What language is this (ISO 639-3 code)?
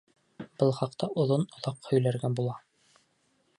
bak